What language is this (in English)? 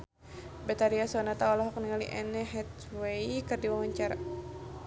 Sundanese